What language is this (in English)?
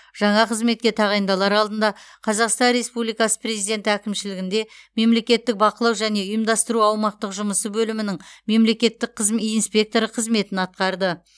Kazakh